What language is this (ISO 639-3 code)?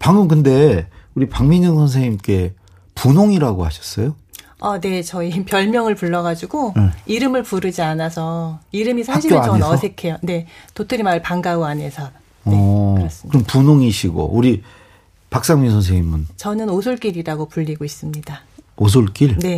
kor